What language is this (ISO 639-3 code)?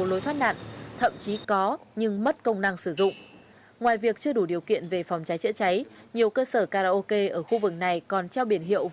vie